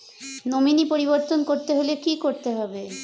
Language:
Bangla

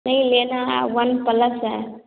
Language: Hindi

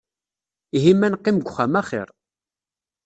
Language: Kabyle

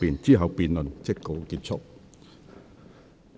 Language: Cantonese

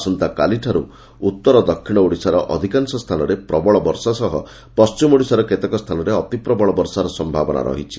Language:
Odia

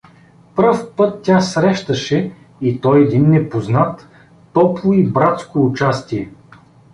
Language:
Bulgarian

